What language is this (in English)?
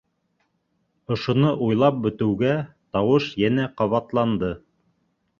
Bashkir